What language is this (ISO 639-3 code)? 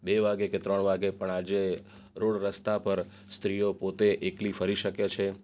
guj